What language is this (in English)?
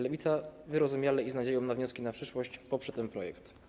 Polish